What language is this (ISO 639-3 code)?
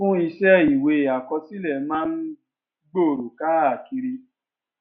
yor